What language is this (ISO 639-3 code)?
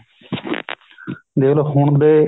pan